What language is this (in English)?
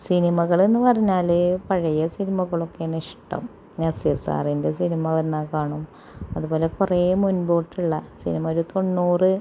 Malayalam